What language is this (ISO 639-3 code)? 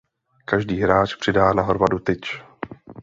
ces